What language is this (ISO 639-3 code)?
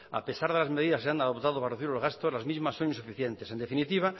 spa